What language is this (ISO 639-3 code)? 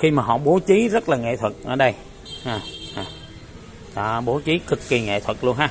vie